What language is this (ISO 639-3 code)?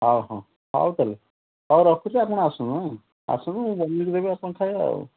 ori